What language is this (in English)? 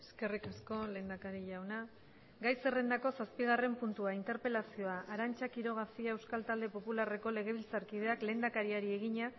Basque